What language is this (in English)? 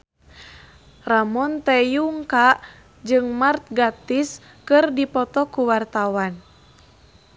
Sundanese